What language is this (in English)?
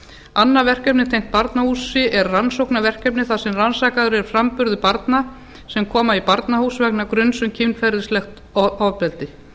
Icelandic